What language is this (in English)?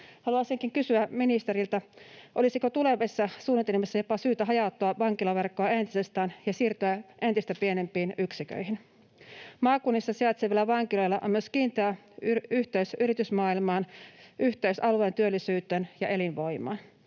Finnish